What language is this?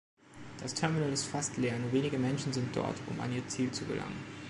German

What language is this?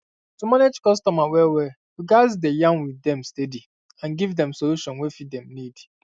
Nigerian Pidgin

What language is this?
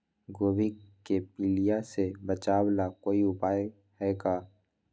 Magahi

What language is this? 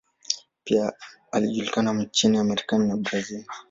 Swahili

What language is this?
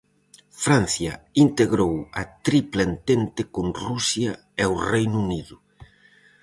Galician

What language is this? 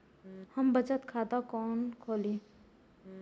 Maithili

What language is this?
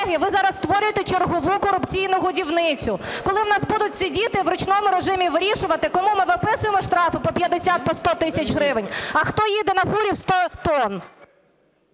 Ukrainian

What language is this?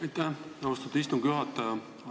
Estonian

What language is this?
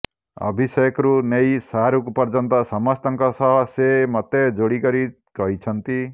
Odia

